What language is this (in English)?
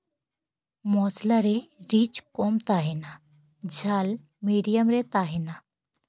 Santali